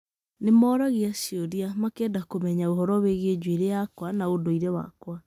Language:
Kikuyu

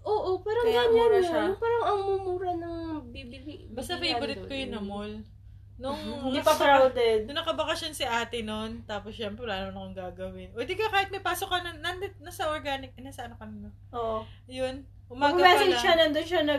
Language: Filipino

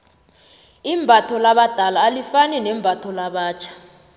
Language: South Ndebele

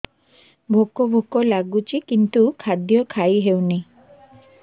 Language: Odia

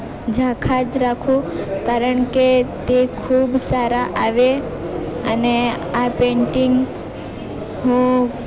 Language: Gujarati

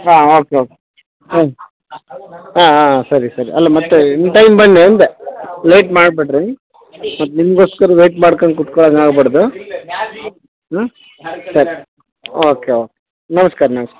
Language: Kannada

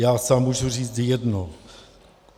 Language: Czech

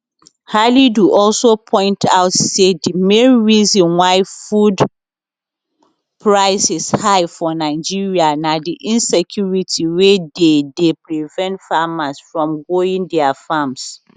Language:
Nigerian Pidgin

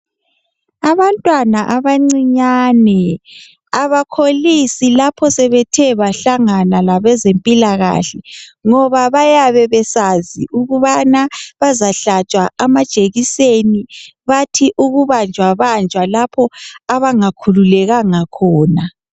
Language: North Ndebele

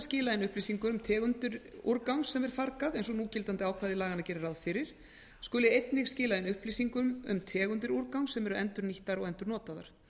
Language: Icelandic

